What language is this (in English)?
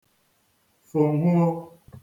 Igbo